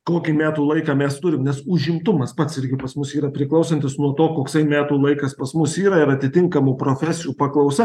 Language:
Lithuanian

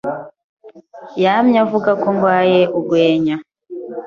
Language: Kinyarwanda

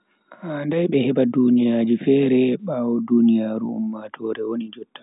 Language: Bagirmi Fulfulde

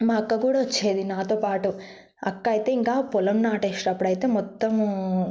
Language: Telugu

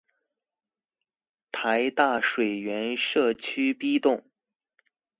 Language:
Chinese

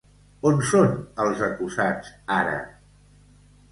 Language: Catalan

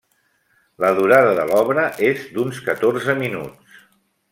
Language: Catalan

